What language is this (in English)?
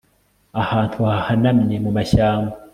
Kinyarwanda